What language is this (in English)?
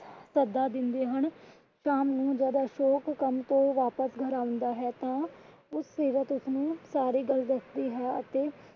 Punjabi